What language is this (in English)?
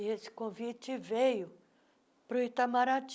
Portuguese